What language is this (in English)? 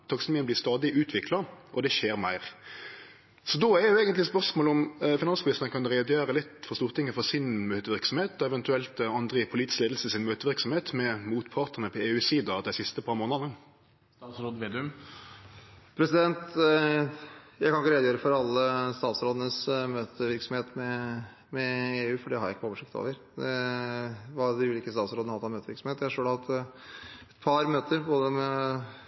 Norwegian